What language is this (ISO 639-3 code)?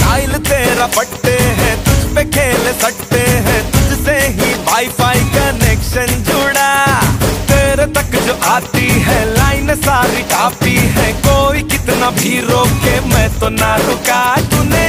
hin